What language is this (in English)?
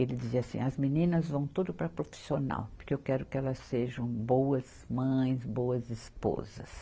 Portuguese